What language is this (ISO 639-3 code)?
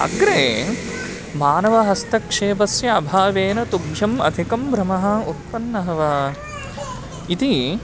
san